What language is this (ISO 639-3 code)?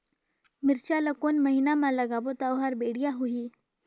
hne